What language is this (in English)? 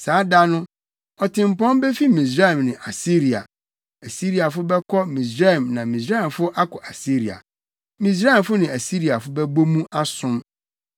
Akan